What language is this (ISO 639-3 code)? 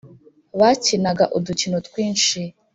kin